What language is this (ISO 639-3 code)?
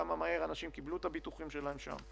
heb